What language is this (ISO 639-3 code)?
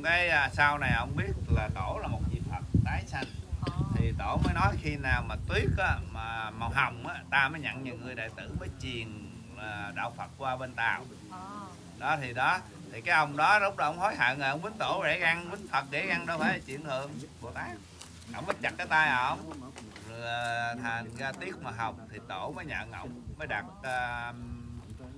vie